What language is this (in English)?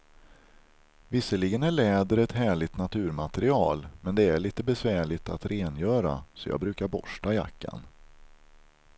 Swedish